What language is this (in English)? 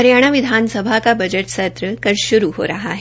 Hindi